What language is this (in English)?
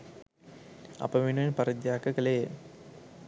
Sinhala